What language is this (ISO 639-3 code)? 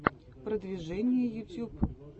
rus